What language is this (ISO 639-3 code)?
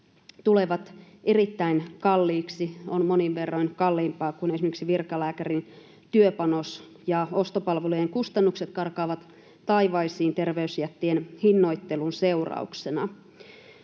fin